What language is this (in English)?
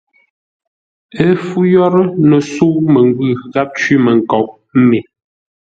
Ngombale